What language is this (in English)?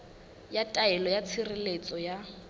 Southern Sotho